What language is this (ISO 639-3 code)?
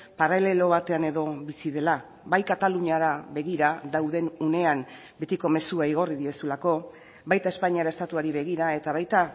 eus